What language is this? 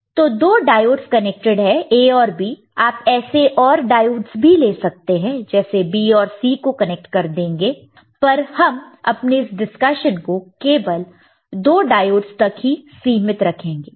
Hindi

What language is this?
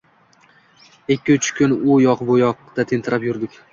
Uzbek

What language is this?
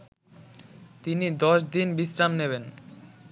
Bangla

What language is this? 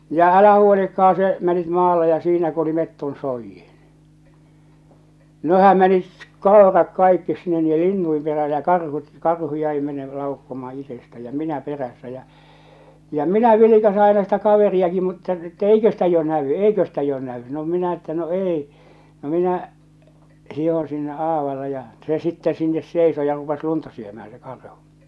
Finnish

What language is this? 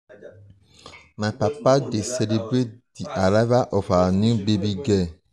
Nigerian Pidgin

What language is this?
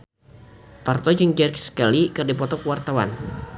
Sundanese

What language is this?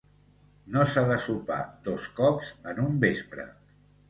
Catalan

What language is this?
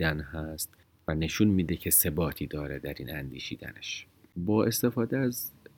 Persian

